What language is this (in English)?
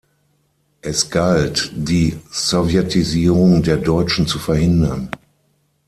German